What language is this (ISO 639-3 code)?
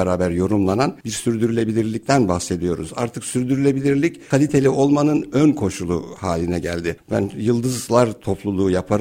tur